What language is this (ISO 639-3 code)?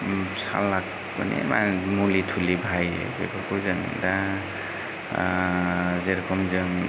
brx